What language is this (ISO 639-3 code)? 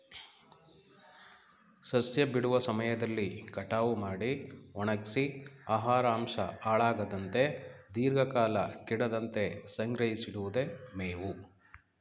kan